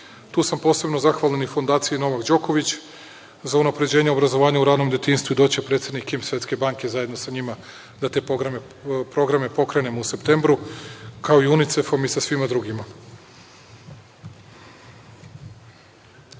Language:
Serbian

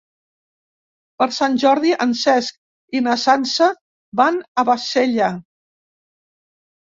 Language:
Catalan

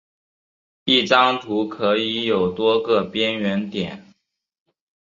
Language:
Chinese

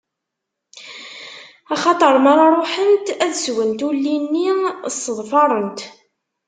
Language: Kabyle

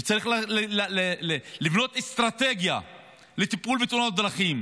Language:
Hebrew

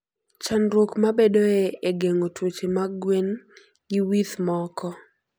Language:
Luo (Kenya and Tanzania)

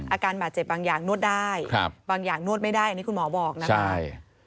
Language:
Thai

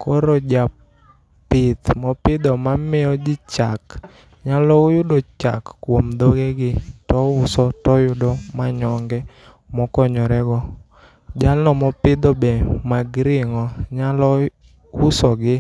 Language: Luo (Kenya and Tanzania)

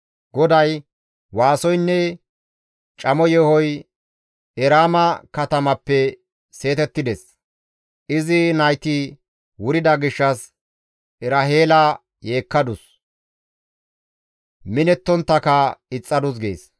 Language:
Gamo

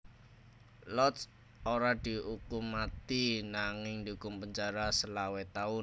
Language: Javanese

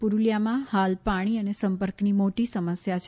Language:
Gujarati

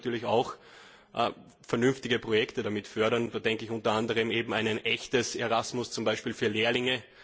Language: German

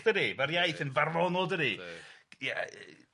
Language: Welsh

